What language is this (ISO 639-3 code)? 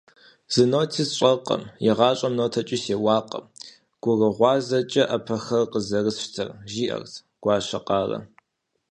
kbd